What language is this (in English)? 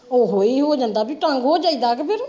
Punjabi